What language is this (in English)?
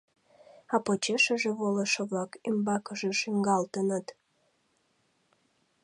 Mari